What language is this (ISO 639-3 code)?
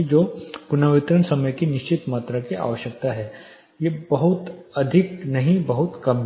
hin